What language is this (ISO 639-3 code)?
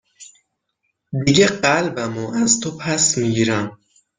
fas